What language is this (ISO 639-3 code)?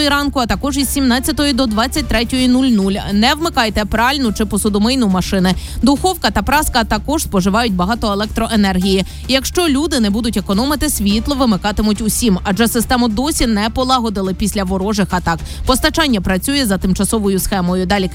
ukr